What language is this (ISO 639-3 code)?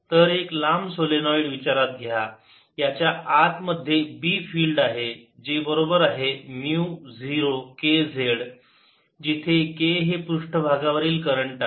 mar